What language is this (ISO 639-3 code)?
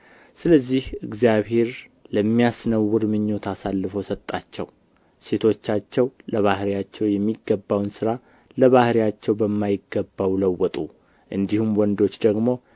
amh